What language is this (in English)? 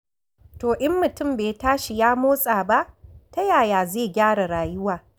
Hausa